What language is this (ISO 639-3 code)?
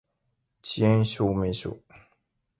jpn